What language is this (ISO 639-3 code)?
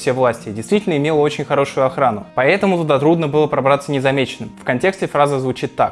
rus